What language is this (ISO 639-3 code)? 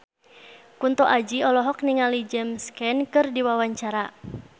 sun